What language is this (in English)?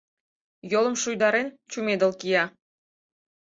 Mari